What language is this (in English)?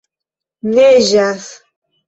Esperanto